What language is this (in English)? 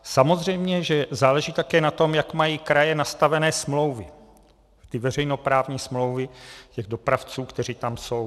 Czech